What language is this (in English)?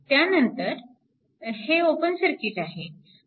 Marathi